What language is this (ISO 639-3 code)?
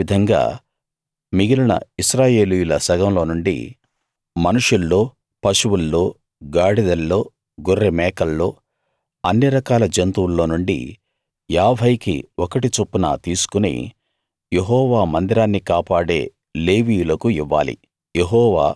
tel